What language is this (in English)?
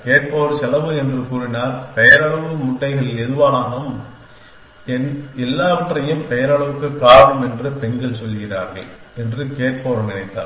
Tamil